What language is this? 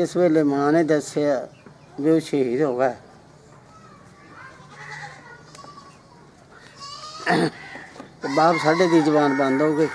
Punjabi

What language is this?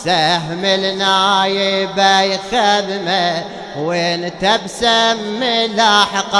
Arabic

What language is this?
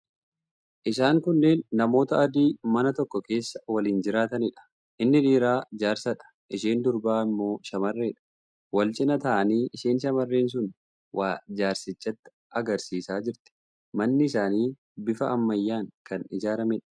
Oromo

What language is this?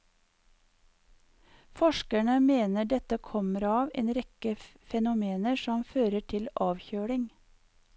Norwegian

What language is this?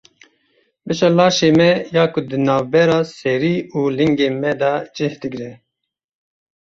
Kurdish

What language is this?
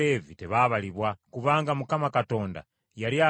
Ganda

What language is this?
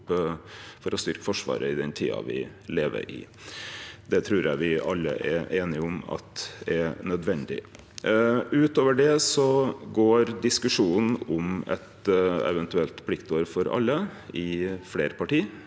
Norwegian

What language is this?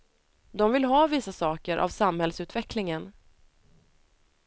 Swedish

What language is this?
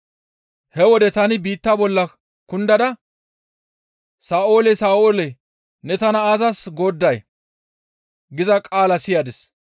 Gamo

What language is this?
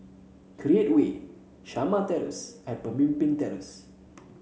English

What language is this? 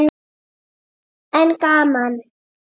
Icelandic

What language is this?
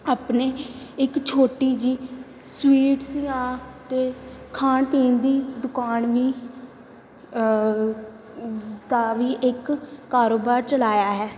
Punjabi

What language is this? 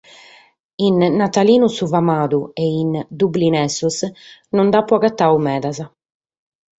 Sardinian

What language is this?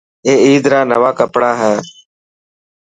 Dhatki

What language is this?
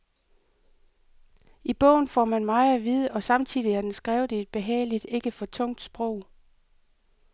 Danish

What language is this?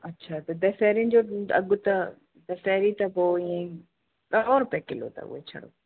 Sindhi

